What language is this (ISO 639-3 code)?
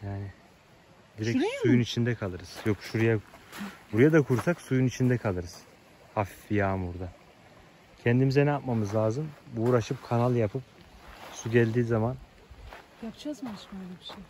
tur